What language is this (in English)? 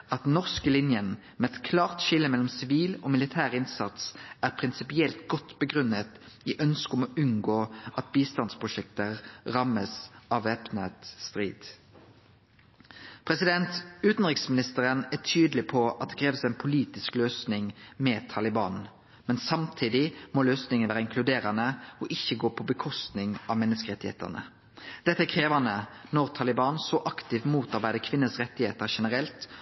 Norwegian Nynorsk